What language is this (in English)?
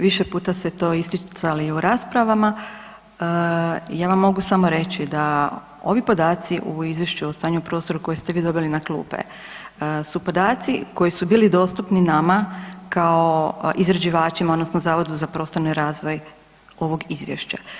Croatian